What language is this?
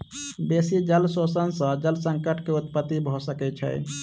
Maithili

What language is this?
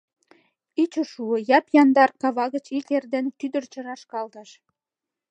Mari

